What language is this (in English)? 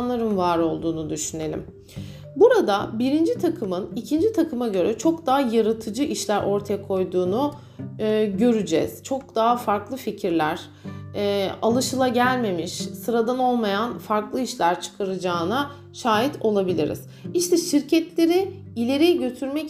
Turkish